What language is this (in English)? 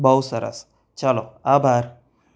Gujarati